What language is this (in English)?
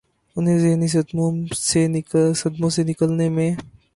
Urdu